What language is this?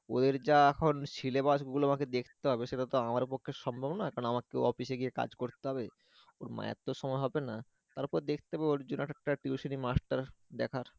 Bangla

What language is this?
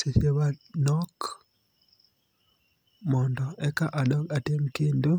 Luo (Kenya and Tanzania)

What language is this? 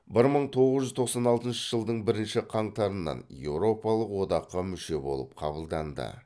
Kazakh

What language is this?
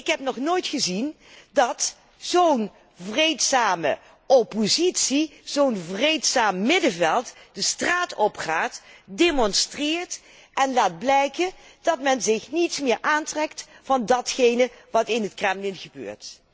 Dutch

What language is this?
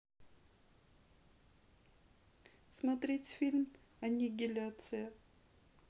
Russian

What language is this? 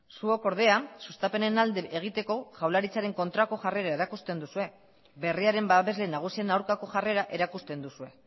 Basque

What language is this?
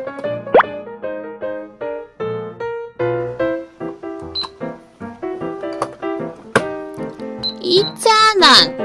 Korean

